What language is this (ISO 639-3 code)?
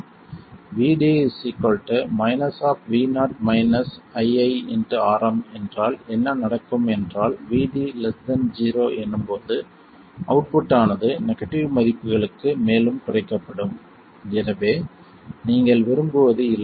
tam